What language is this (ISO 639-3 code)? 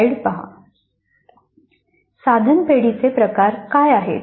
mar